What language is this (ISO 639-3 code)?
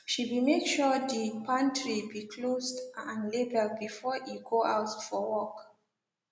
pcm